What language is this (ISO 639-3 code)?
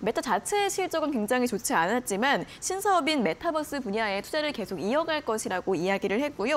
kor